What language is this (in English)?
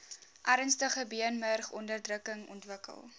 Afrikaans